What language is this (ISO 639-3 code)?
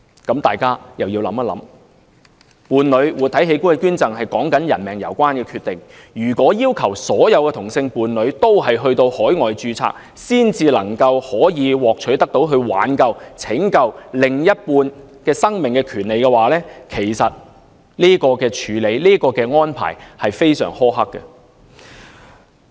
yue